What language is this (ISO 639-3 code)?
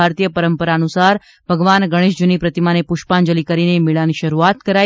guj